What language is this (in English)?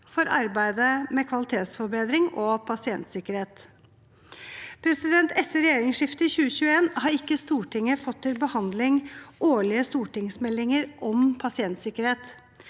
Norwegian